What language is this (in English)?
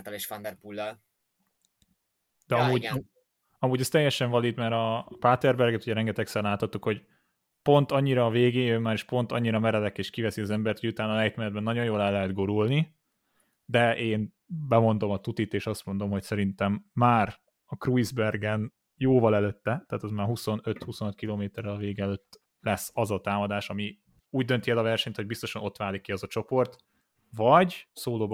Hungarian